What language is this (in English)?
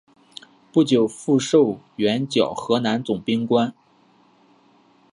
Chinese